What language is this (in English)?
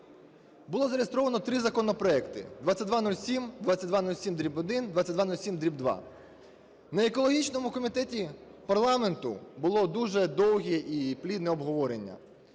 Ukrainian